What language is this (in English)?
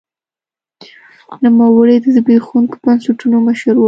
Pashto